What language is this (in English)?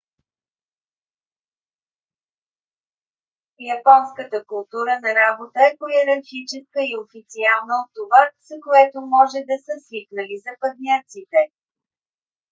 Bulgarian